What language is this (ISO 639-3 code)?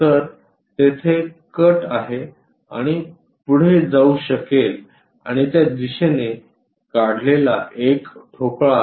mar